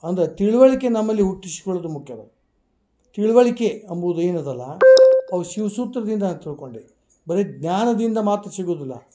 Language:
Kannada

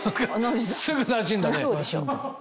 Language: Japanese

